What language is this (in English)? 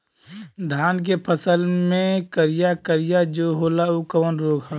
Bhojpuri